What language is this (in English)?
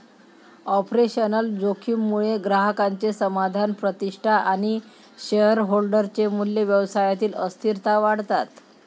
Marathi